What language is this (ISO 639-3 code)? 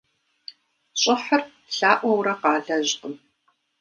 kbd